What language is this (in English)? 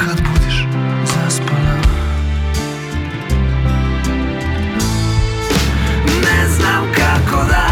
Croatian